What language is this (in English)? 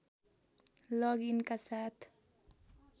Nepali